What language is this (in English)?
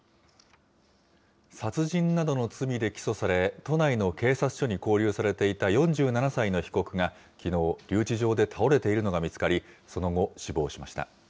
Japanese